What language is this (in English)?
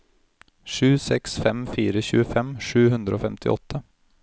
Norwegian